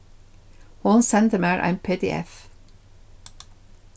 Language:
Faroese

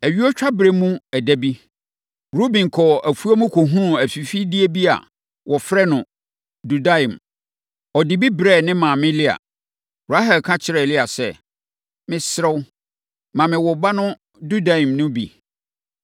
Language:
Akan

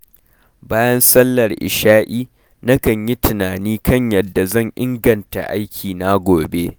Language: Hausa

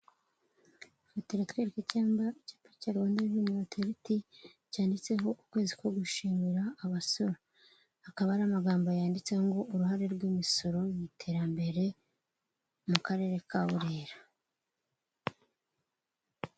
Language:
Kinyarwanda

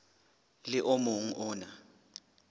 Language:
Southern Sotho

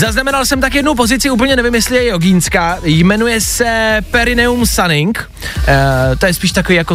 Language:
Czech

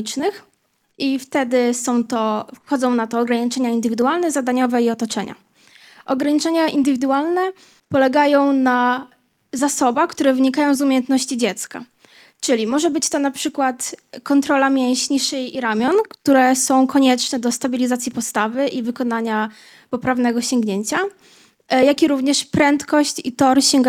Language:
Polish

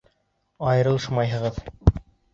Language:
Bashkir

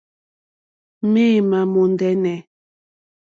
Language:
Mokpwe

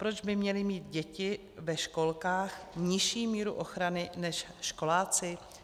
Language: Czech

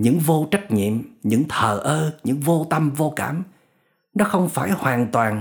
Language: Vietnamese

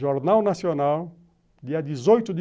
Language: Portuguese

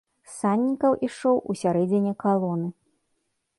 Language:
Belarusian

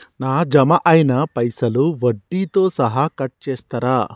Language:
Telugu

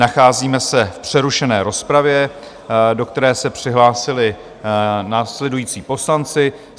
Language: Czech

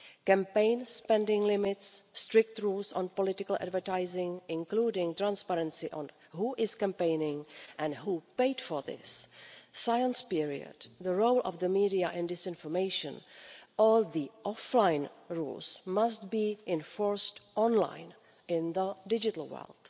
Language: English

